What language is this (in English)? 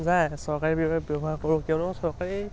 Assamese